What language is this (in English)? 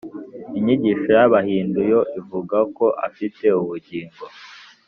Kinyarwanda